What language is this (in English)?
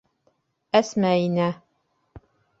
Bashkir